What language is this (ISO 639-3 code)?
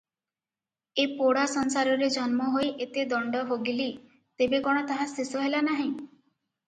ori